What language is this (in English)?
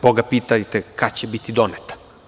Serbian